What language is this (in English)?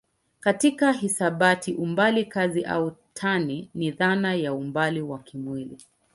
Swahili